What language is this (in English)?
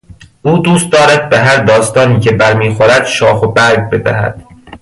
Persian